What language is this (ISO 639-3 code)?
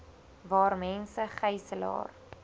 afr